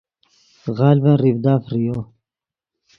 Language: Yidgha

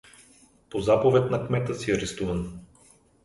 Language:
Bulgarian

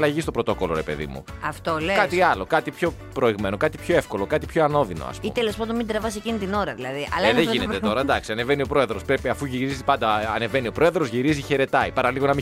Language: Greek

